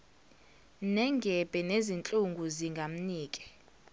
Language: Zulu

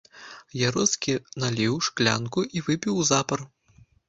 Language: Belarusian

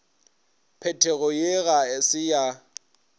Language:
Northern Sotho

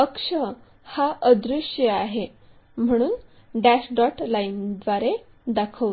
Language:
Marathi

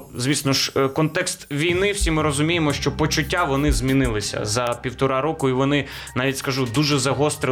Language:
Ukrainian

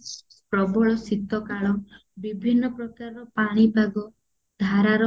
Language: Odia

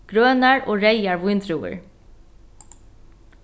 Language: Faroese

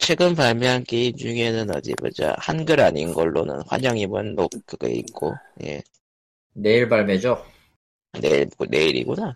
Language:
Korean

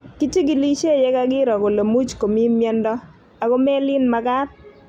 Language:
Kalenjin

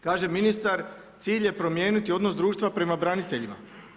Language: Croatian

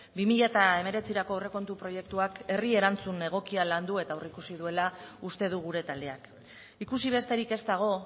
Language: Basque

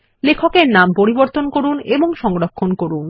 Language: Bangla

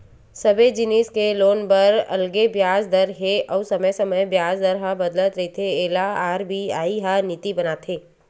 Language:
Chhattisgarhi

